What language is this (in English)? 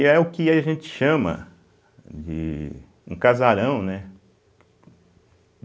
Portuguese